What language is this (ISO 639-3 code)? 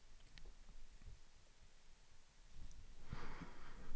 swe